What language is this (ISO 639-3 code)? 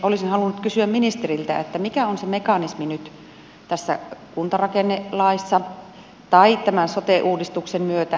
fin